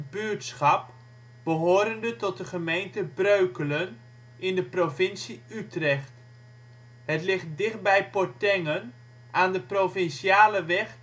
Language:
Dutch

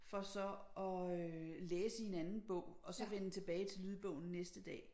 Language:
Danish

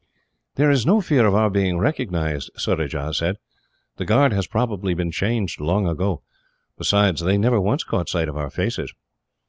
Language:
English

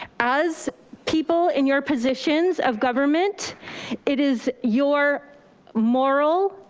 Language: English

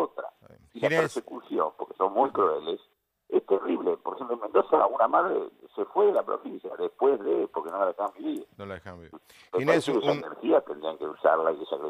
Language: Spanish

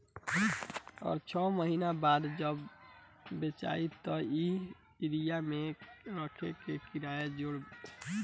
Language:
Bhojpuri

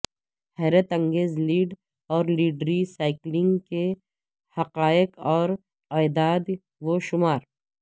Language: Urdu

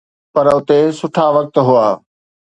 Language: Sindhi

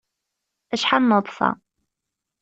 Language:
Kabyle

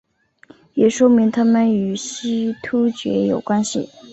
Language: Chinese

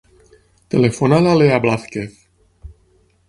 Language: Catalan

